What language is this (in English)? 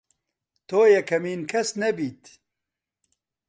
Central Kurdish